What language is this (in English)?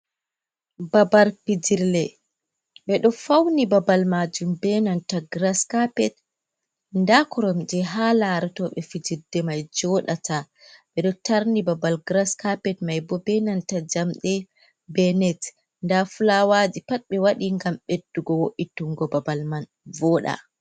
Fula